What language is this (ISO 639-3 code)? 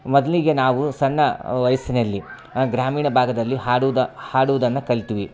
kan